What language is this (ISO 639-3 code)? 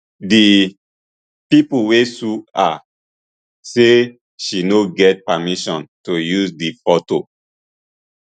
pcm